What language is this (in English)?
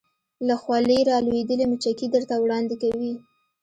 Pashto